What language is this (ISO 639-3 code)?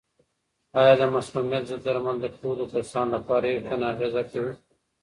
pus